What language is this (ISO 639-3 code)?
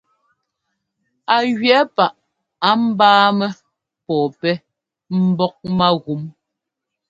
jgo